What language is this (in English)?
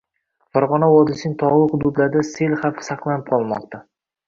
Uzbek